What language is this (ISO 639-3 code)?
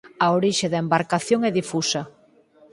glg